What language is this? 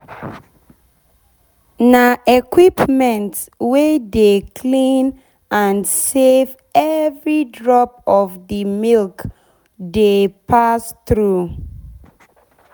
Nigerian Pidgin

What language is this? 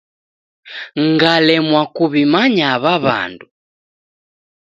Taita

